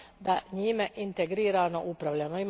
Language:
Croatian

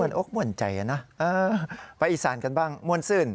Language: Thai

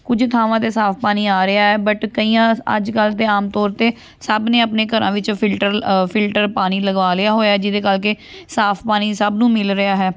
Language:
Punjabi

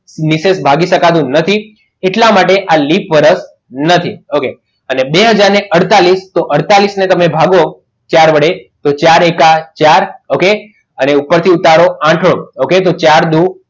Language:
Gujarati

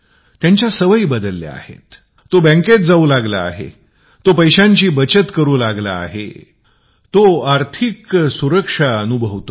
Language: Marathi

